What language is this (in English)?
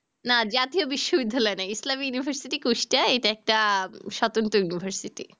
Bangla